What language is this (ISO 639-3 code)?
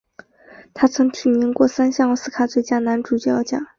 zho